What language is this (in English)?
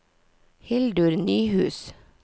Norwegian